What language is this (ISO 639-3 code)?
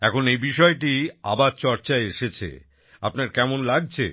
ben